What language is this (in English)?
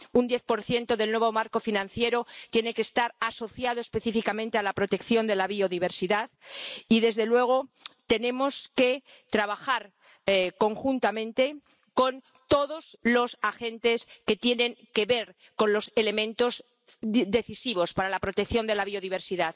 Spanish